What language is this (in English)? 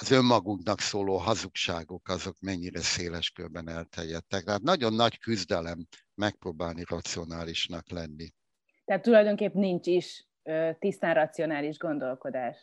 Hungarian